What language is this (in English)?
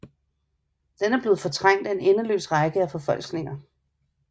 Danish